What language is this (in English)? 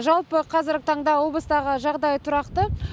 Kazakh